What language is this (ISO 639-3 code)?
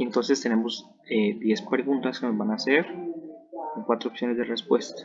spa